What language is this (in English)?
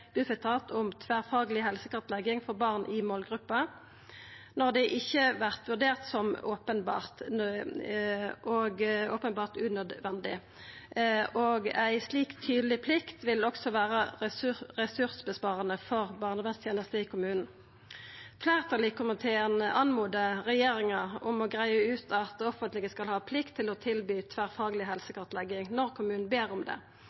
Norwegian Nynorsk